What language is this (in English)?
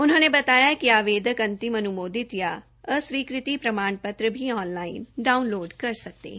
Hindi